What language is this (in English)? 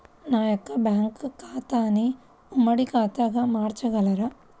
Telugu